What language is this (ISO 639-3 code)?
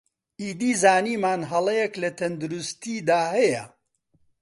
ckb